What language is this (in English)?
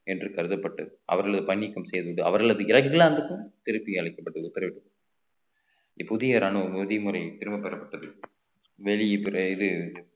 Tamil